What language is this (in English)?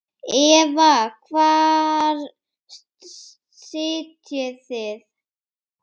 Icelandic